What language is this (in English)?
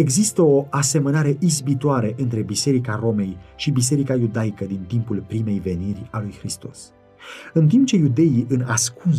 Romanian